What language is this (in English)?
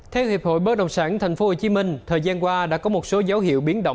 Vietnamese